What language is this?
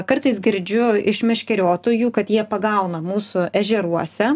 Lithuanian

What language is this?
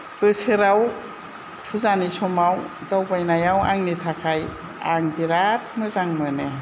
Bodo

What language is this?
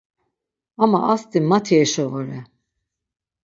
Laz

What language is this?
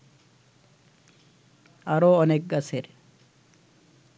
Bangla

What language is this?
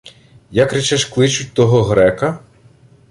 Ukrainian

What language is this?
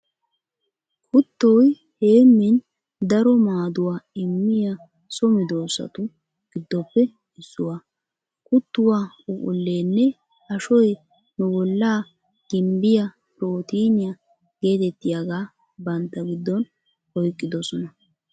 Wolaytta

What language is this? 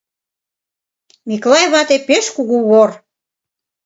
Mari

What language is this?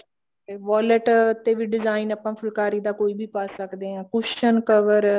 Punjabi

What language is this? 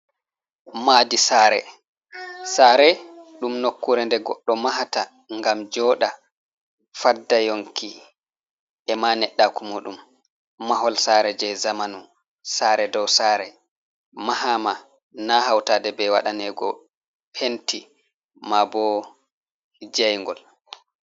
Fula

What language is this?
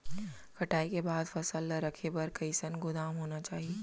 Chhattisgarhi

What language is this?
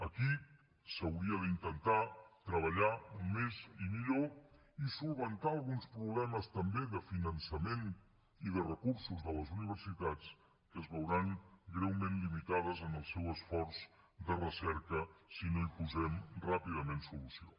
Catalan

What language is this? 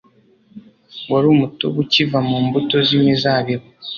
Kinyarwanda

